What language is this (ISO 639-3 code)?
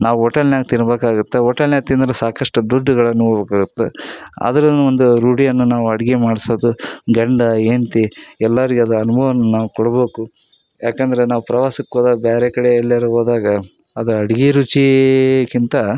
kan